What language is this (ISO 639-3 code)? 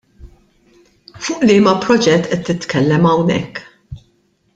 mlt